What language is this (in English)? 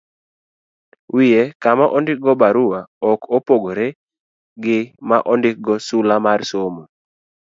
Luo (Kenya and Tanzania)